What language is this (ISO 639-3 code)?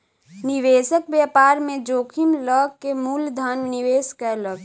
mai